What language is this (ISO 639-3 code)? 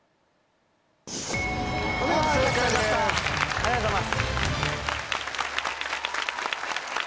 jpn